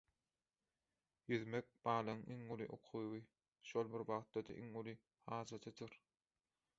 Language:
Turkmen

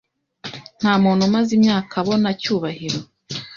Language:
Kinyarwanda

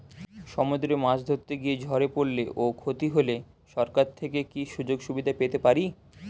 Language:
Bangla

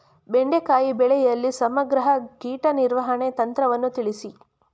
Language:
Kannada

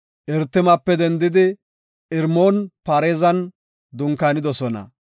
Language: Gofa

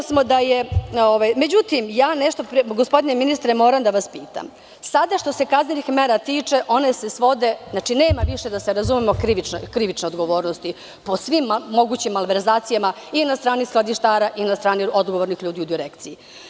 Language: Serbian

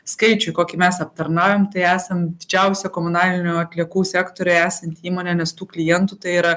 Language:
Lithuanian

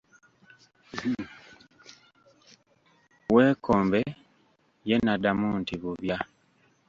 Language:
Ganda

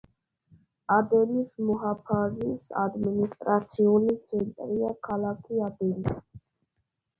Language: Georgian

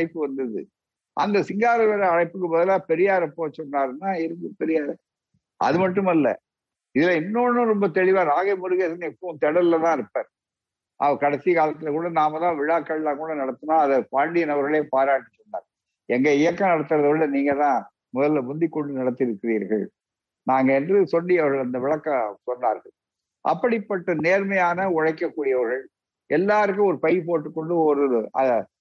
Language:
Tamil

